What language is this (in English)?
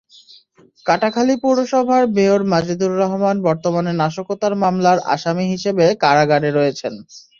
Bangla